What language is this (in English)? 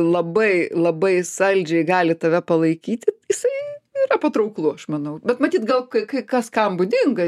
Lithuanian